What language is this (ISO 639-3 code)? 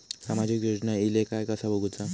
mar